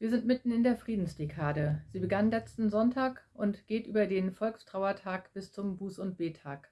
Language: German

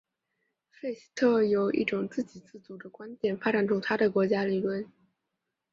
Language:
Chinese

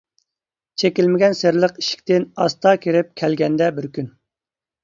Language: Uyghur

